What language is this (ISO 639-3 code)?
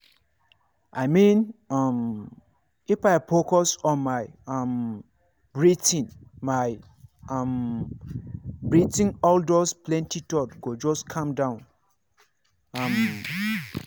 pcm